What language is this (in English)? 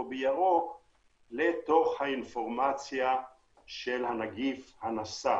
Hebrew